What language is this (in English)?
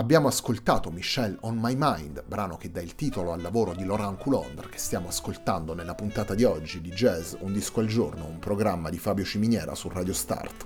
Italian